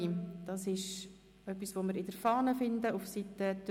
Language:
Swiss German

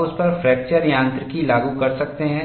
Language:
Hindi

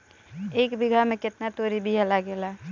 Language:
Bhojpuri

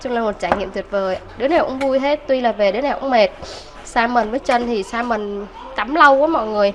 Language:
Vietnamese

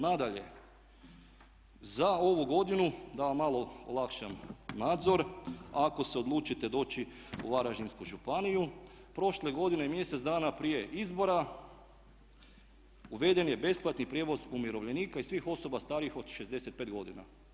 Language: Croatian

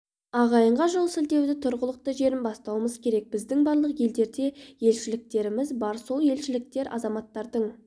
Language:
Kazakh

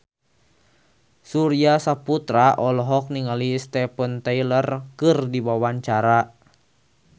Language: Sundanese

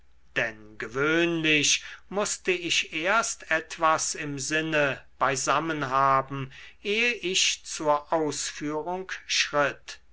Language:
German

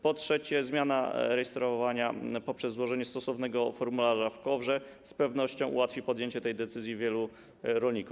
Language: Polish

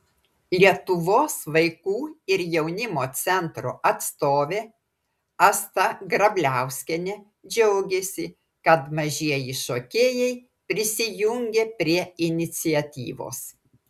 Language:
Lithuanian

